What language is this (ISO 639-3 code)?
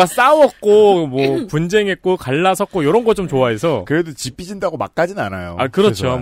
kor